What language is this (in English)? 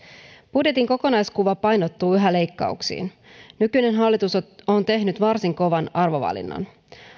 Finnish